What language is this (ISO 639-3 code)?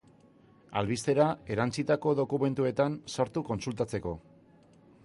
eus